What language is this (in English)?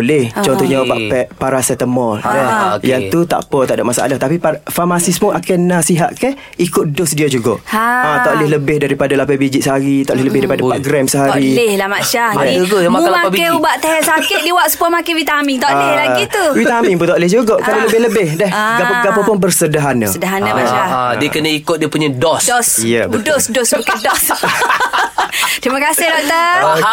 Malay